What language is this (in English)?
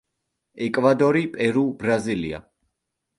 Georgian